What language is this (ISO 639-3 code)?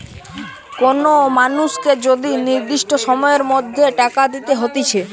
ben